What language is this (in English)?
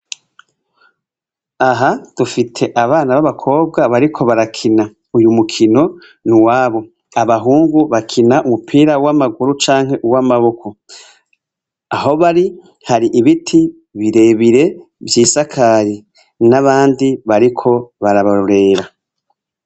Rundi